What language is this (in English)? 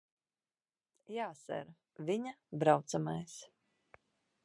Latvian